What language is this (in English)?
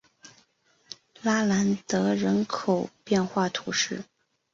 Chinese